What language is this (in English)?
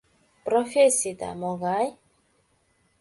Mari